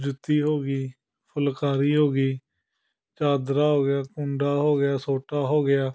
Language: Punjabi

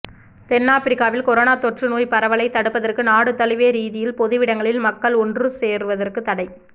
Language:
Tamil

